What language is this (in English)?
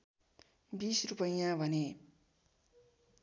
Nepali